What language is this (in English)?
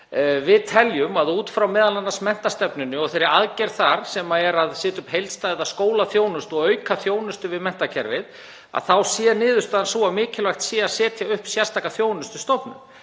Icelandic